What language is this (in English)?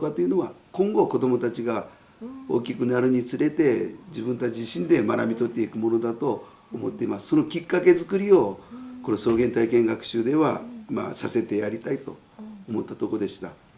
Japanese